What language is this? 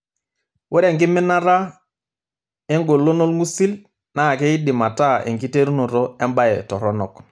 Masai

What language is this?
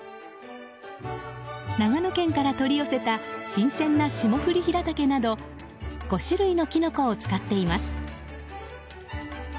Japanese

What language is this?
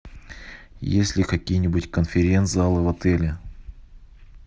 Russian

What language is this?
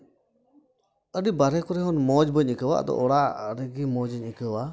Santali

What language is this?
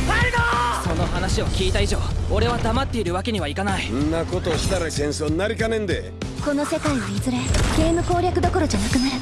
Japanese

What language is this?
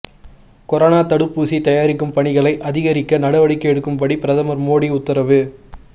Tamil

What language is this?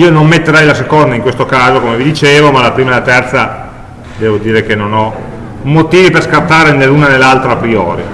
Italian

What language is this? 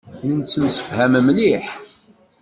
Kabyle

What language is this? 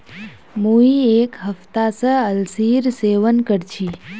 Magahi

